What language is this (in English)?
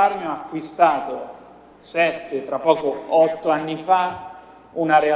Italian